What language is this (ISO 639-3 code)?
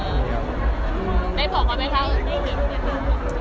tha